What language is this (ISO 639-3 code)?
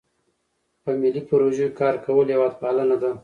pus